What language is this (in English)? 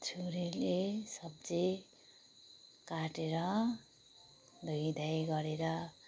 Nepali